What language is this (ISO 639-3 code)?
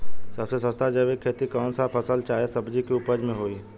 bho